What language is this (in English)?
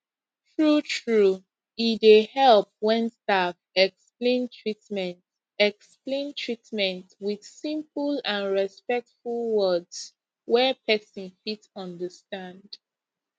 Nigerian Pidgin